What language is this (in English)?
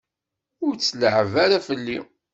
Kabyle